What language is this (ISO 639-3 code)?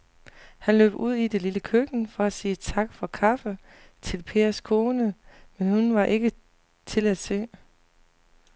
dan